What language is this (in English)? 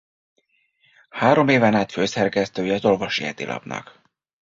Hungarian